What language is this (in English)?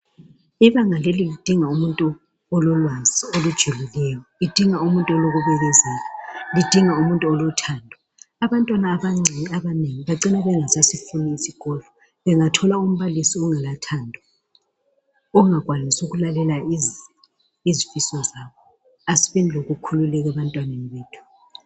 North Ndebele